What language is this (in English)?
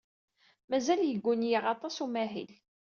Kabyle